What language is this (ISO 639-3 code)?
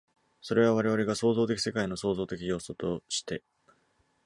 jpn